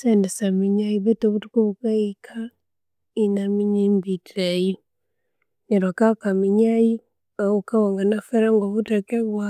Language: Konzo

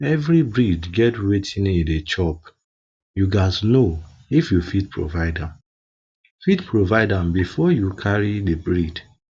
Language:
Nigerian Pidgin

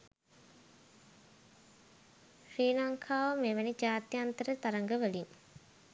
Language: Sinhala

